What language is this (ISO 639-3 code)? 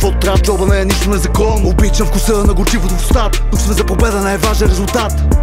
bul